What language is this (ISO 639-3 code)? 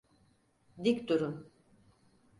tur